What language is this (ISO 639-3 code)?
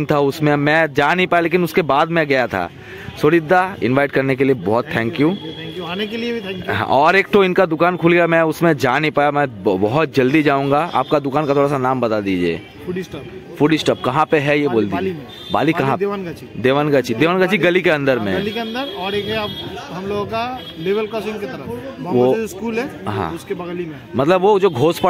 hin